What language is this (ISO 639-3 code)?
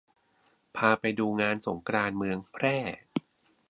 tha